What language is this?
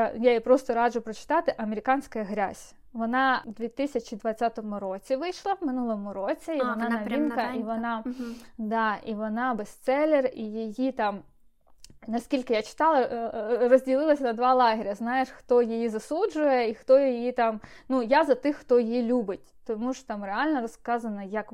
Ukrainian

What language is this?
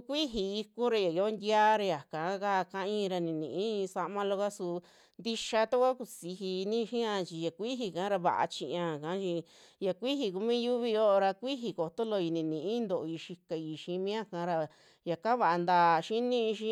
Western Juxtlahuaca Mixtec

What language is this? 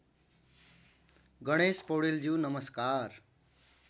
Nepali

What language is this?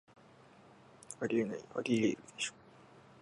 Japanese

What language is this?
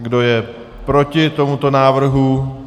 Czech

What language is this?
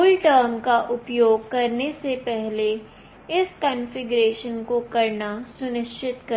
Hindi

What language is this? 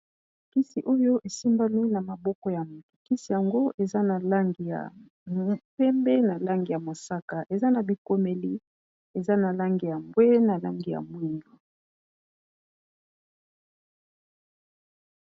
Lingala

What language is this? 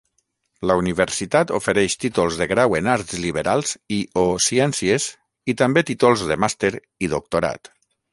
Catalan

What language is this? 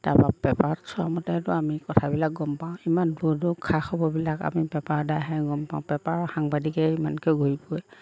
Assamese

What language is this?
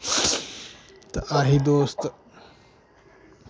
Dogri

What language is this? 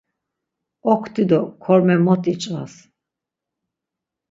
Laz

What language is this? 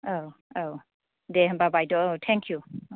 Bodo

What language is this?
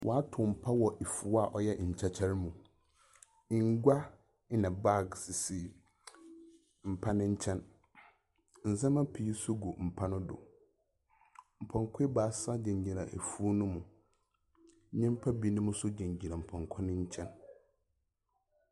Akan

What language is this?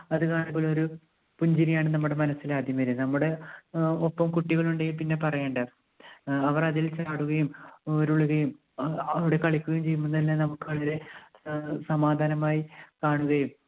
Malayalam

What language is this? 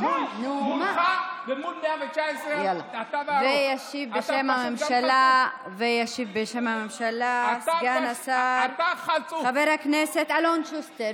Hebrew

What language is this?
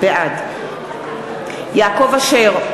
Hebrew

